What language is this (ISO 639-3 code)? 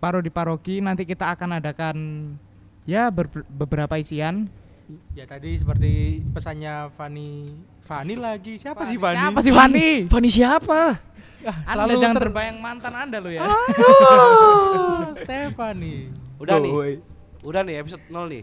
ind